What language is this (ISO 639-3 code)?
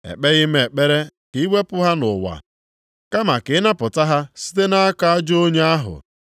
ibo